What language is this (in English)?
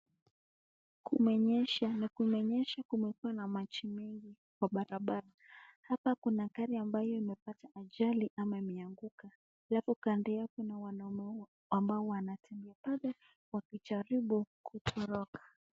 Swahili